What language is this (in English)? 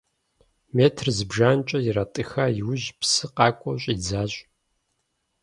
Kabardian